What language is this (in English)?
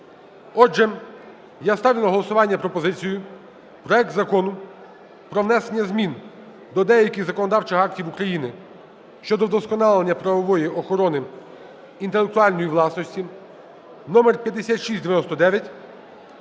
Ukrainian